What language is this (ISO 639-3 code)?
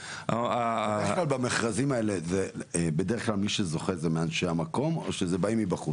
heb